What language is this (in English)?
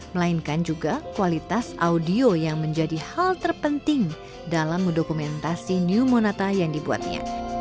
Indonesian